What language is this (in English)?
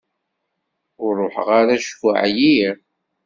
Kabyle